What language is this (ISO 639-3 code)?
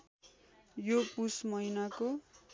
nep